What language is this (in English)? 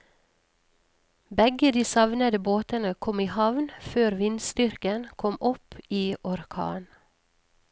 Norwegian